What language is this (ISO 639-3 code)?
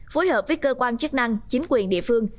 vie